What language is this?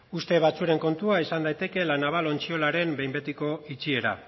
Basque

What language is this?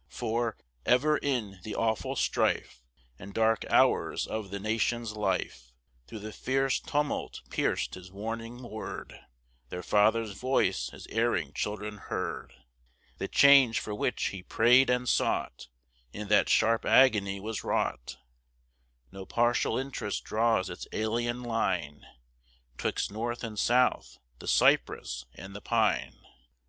English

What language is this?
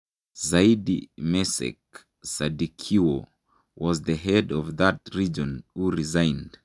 Kalenjin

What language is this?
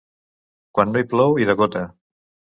Catalan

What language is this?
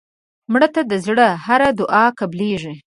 Pashto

